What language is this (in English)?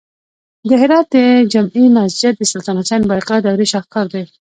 Pashto